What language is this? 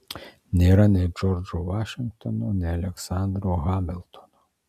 Lithuanian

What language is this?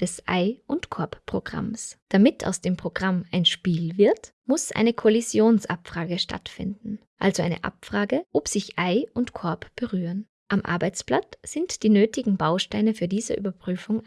German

